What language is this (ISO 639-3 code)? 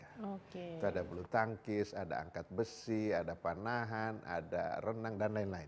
ind